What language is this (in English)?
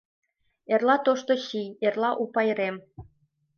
Mari